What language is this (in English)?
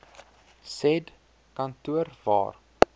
Afrikaans